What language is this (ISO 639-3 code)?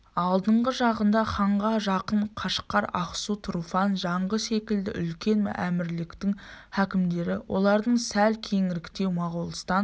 kaz